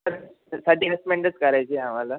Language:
Marathi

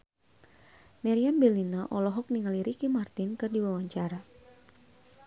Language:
Sundanese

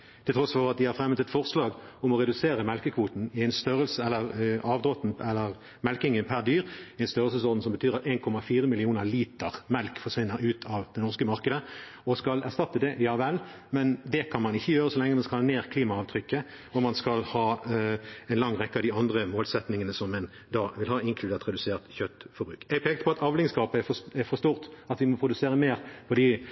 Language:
Norwegian Bokmål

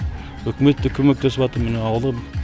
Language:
Kazakh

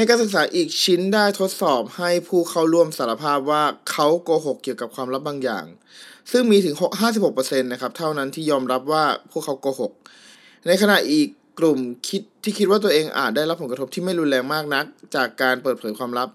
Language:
Thai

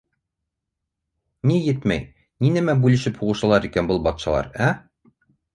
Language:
Bashkir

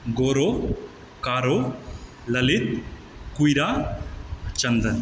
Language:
Maithili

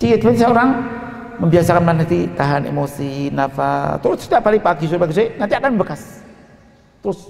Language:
Indonesian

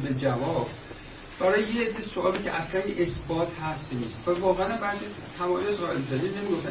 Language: Persian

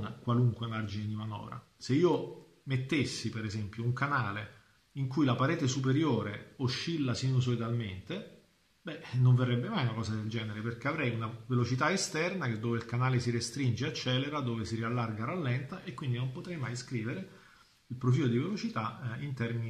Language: Italian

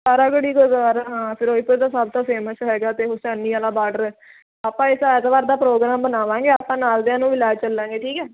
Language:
Punjabi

